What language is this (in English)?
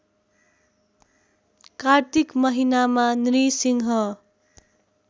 Nepali